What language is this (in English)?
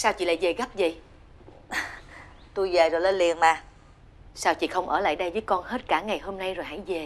Vietnamese